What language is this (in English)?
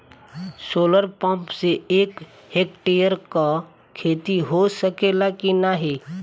Bhojpuri